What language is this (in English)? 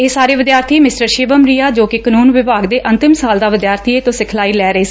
Punjabi